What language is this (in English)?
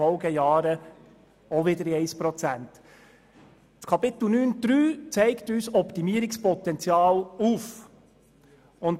Swiss German